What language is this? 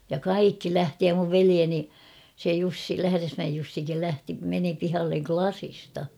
Finnish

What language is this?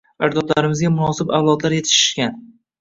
Uzbek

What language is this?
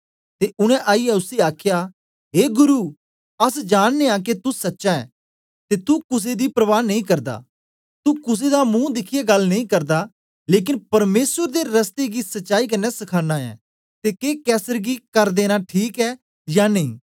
Dogri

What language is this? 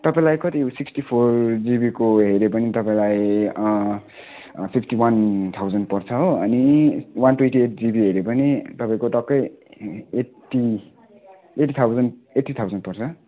Nepali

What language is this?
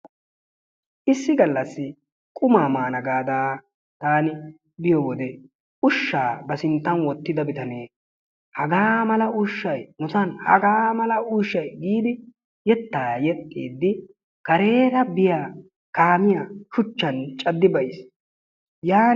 Wolaytta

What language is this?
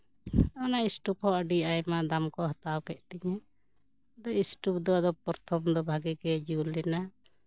Santali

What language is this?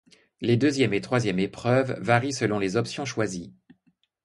French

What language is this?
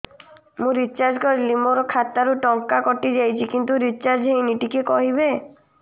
Odia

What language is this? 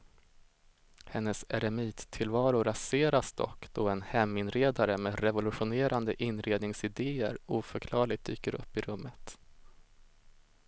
Swedish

